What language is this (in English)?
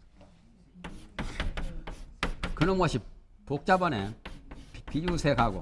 Korean